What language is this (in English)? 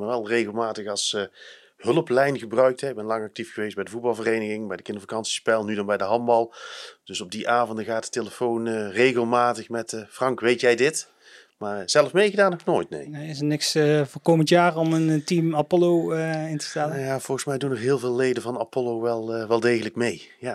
Dutch